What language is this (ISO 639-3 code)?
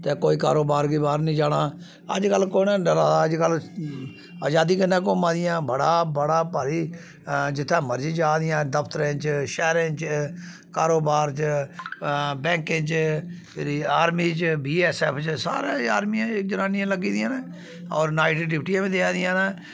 doi